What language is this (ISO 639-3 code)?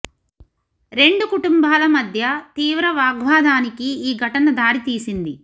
tel